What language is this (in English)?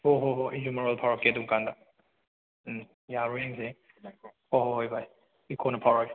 Manipuri